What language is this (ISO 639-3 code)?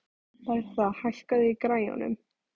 isl